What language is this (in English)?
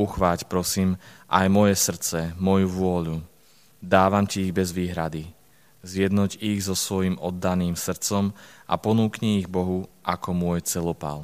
Slovak